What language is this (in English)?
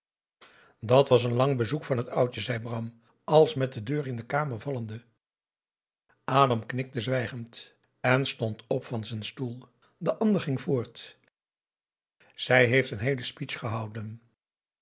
Dutch